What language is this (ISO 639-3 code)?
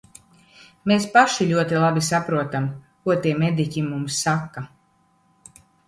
lav